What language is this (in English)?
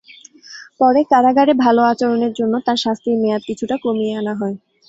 Bangla